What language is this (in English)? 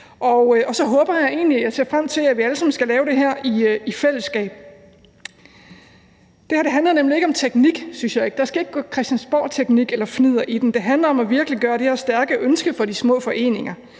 Danish